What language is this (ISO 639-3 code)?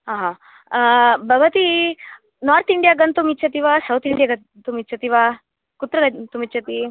san